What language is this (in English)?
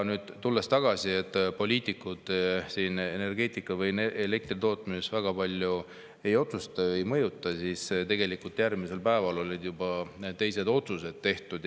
Estonian